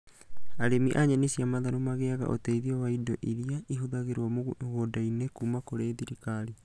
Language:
Kikuyu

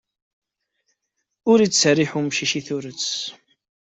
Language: Kabyle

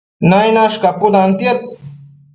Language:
Matsés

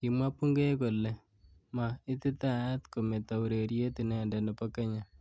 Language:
Kalenjin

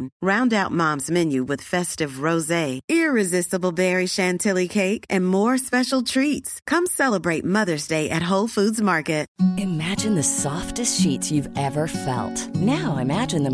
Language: Urdu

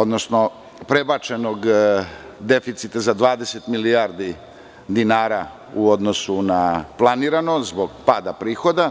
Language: Serbian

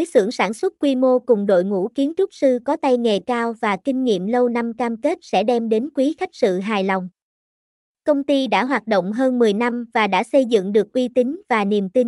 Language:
Vietnamese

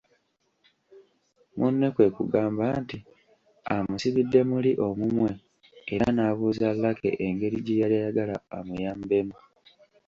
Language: Ganda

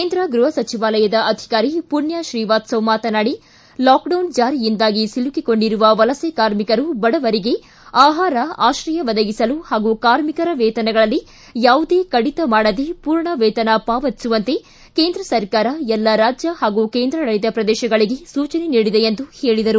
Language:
Kannada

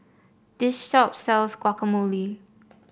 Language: English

